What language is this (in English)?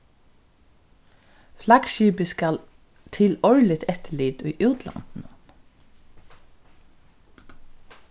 Faroese